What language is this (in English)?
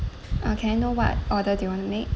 English